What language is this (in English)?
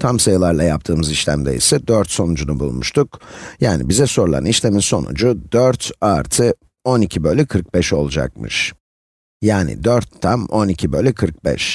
Turkish